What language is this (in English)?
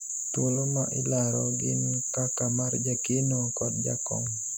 Luo (Kenya and Tanzania)